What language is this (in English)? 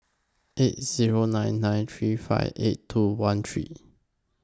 English